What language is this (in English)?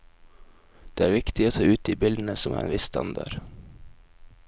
Norwegian